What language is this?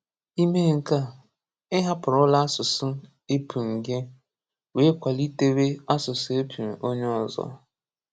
Igbo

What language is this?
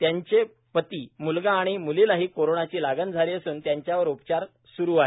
Marathi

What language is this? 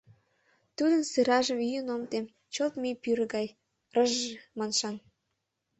Mari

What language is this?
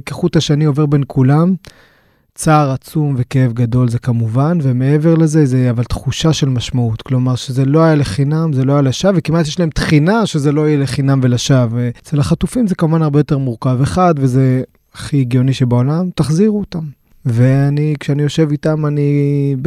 Hebrew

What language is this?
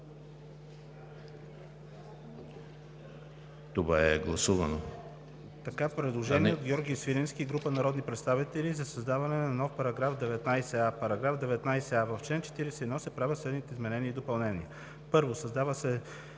Bulgarian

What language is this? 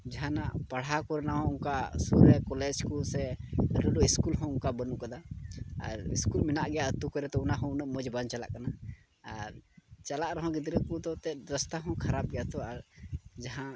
Santali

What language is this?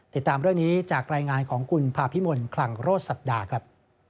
Thai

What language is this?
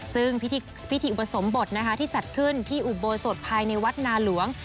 Thai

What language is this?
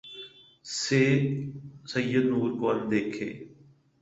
Urdu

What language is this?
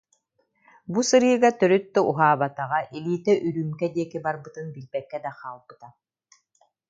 Yakut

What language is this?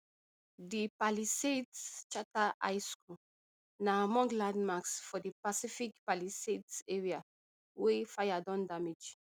Nigerian Pidgin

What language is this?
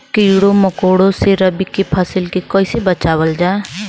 Bhojpuri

